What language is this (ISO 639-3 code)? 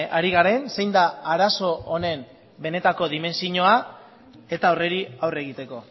eus